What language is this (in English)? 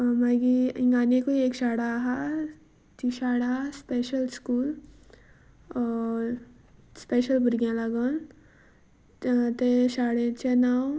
Konkani